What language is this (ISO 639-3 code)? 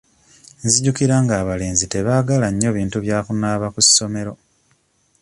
lug